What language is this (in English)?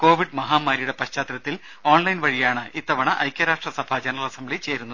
Malayalam